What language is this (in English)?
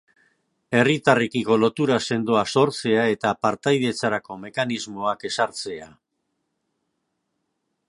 Basque